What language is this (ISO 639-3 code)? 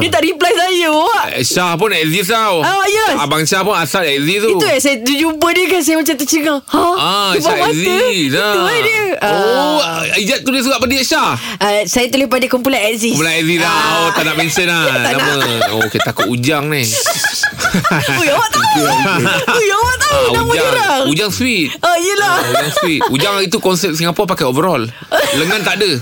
msa